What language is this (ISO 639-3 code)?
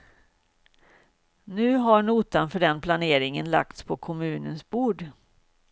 swe